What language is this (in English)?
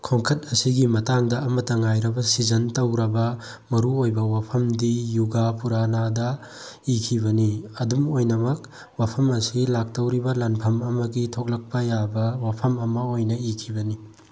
Manipuri